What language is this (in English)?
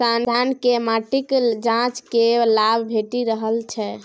Maithili